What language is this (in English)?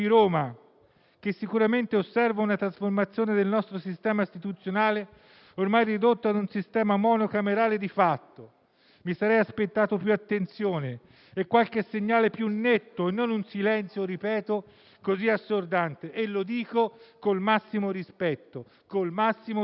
Italian